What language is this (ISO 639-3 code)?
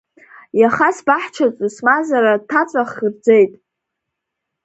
abk